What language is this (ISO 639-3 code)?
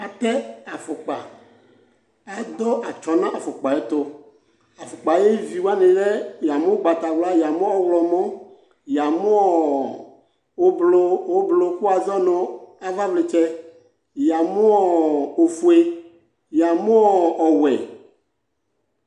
kpo